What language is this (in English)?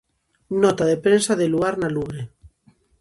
Galician